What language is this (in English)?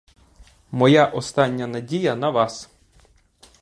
Ukrainian